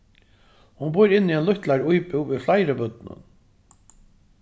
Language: Faroese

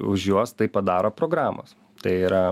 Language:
Lithuanian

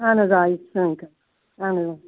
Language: Kashmiri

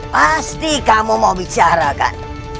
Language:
Indonesian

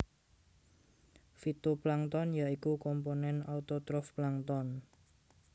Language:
Javanese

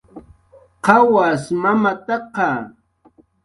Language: Jaqaru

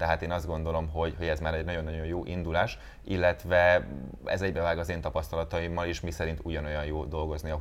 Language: Hungarian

